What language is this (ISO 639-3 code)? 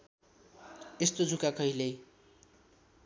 nep